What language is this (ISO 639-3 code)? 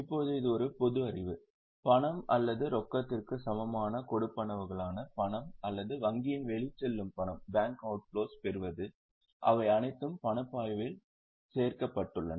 tam